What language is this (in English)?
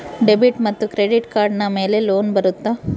Kannada